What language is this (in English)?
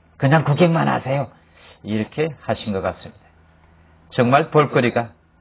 Korean